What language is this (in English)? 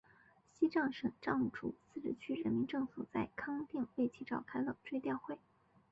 Chinese